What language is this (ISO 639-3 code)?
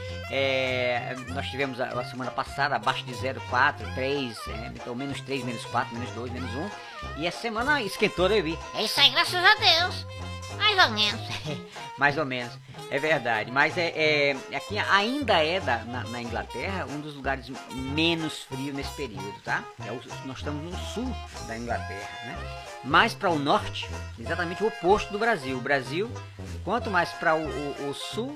por